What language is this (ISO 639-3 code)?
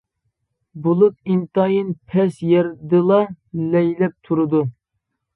uig